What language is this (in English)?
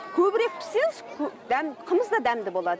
Kazakh